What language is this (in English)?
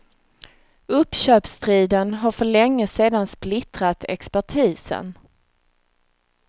Swedish